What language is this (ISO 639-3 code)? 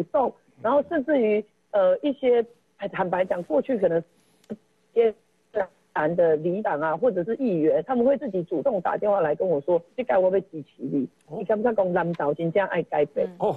zho